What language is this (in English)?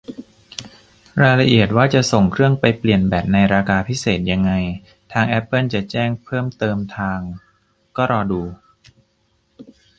Thai